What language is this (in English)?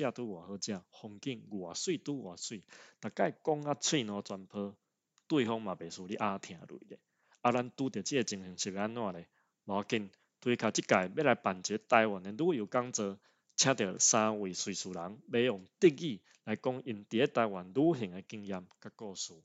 Chinese